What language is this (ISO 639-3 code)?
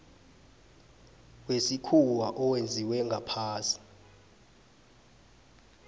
nbl